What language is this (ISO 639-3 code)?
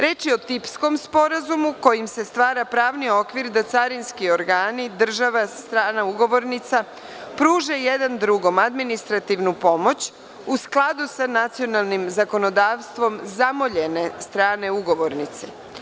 srp